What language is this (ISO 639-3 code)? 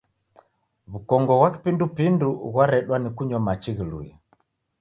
dav